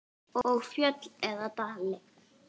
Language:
Icelandic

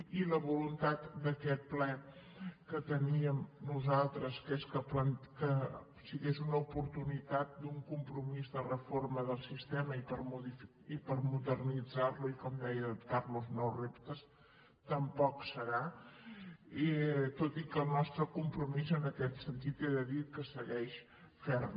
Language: Catalan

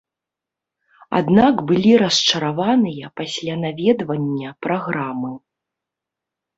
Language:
Belarusian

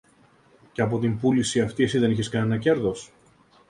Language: Greek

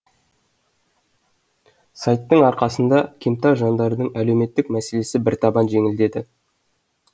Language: Kazakh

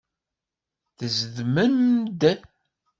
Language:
Kabyle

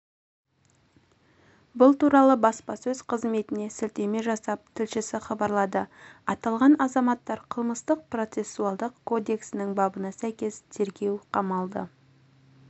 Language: Kazakh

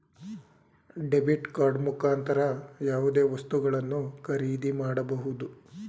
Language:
Kannada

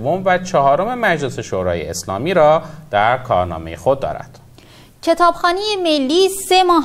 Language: Persian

